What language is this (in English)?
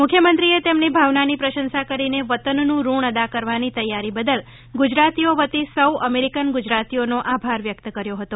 Gujarati